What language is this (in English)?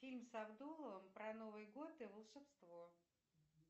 Russian